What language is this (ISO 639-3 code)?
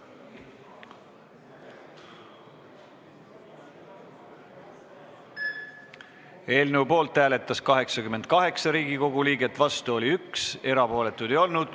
est